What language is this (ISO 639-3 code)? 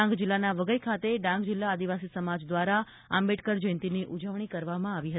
guj